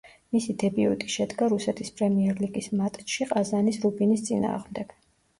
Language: Georgian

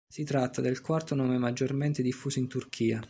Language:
Italian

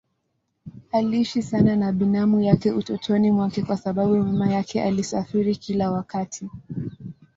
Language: Swahili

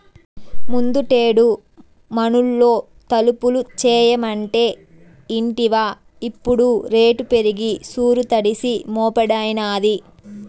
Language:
Telugu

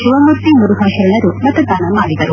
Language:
Kannada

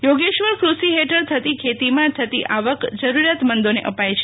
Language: Gujarati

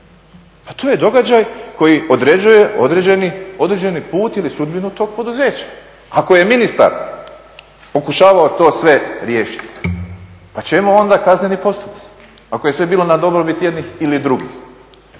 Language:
Croatian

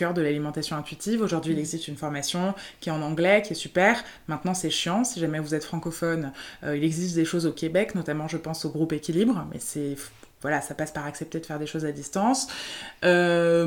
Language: French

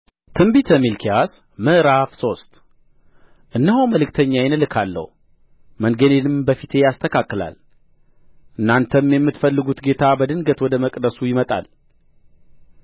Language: Amharic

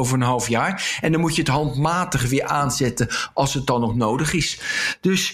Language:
Dutch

